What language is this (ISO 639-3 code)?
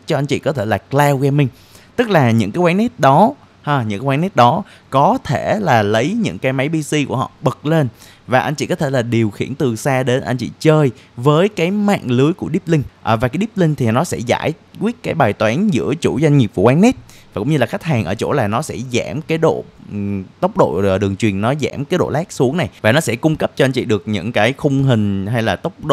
vie